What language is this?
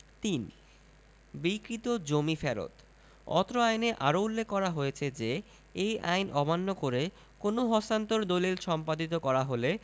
Bangla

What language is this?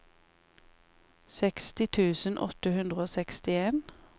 Norwegian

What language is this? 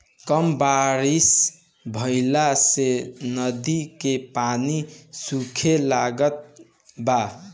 Bhojpuri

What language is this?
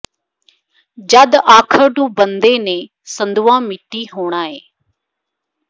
Punjabi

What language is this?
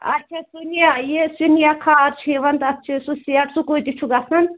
Kashmiri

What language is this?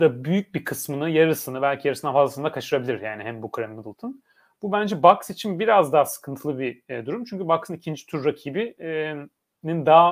Turkish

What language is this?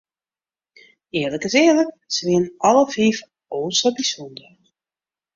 Western Frisian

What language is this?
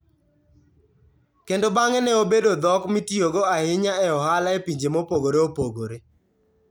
Luo (Kenya and Tanzania)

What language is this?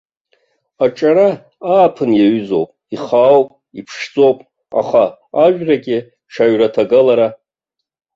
Abkhazian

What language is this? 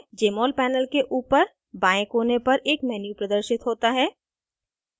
Hindi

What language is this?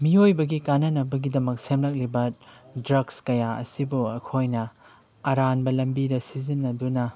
Manipuri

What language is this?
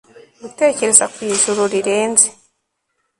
Kinyarwanda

